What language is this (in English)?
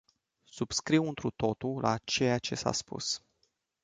Romanian